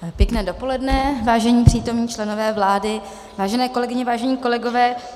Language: Czech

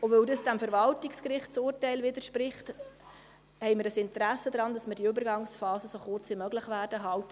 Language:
Swiss German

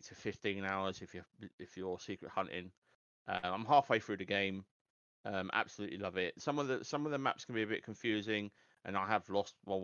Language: English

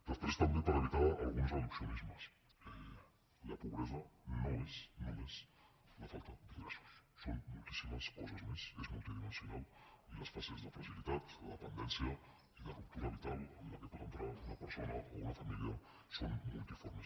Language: Catalan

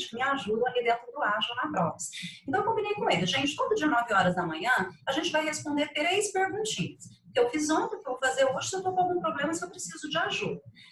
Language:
Portuguese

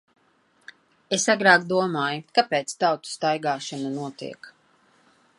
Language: Latvian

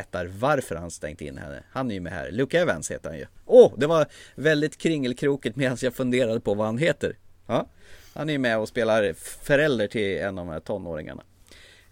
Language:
Swedish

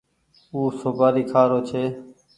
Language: Goaria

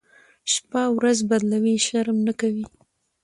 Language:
Pashto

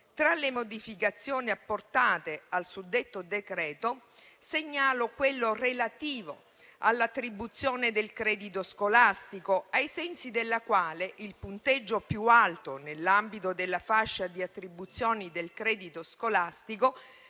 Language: Italian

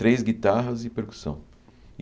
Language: Portuguese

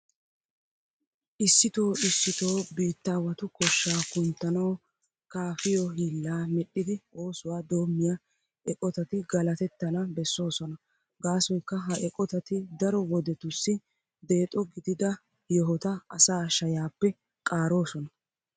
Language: Wolaytta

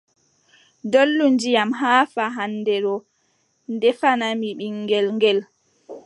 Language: Adamawa Fulfulde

